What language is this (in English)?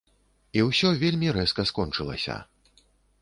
Belarusian